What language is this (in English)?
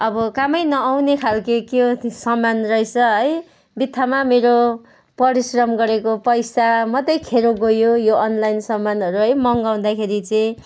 Nepali